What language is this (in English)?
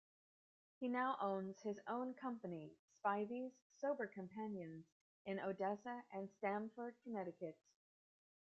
English